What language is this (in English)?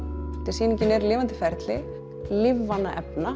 Icelandic